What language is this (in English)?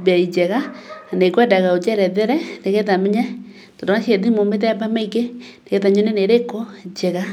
Kikuyu